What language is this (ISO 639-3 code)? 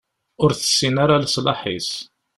kab